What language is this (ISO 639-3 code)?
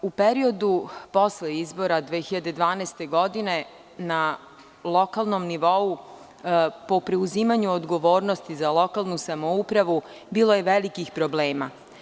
srp